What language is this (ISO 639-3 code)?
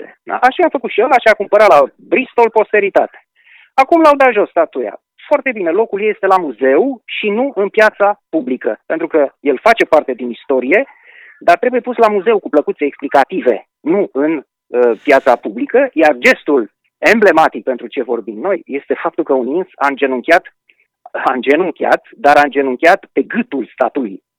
ron